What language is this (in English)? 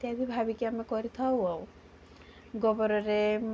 Odia